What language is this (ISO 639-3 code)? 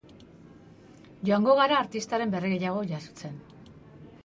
eus